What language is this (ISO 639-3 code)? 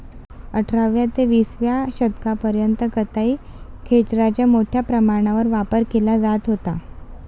mar